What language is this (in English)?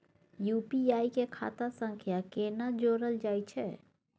Maithili